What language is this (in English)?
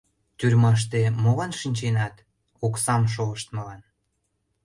Mari